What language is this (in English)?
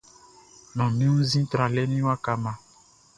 Baoulé